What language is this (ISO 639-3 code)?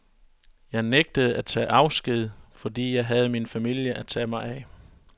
dan